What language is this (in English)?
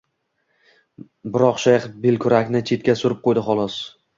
Uzbek